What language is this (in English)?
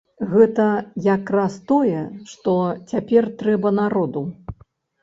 Belarusian